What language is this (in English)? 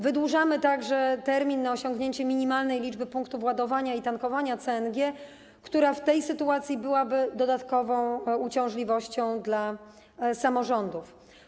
Polish